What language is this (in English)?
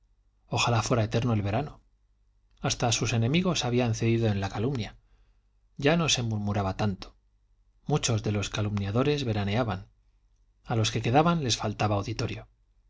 Spanish